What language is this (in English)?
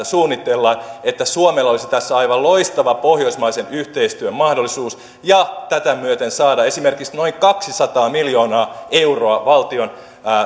Finnish